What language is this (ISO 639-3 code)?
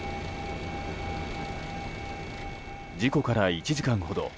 jpn